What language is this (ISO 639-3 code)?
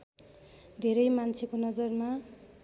nep